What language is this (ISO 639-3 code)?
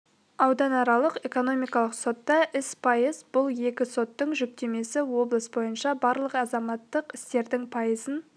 kaz